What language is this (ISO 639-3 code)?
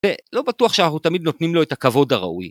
heb